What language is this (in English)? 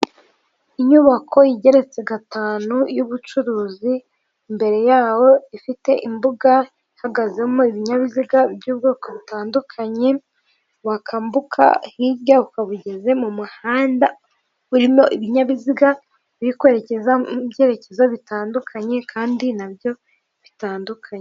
Kinyarwanda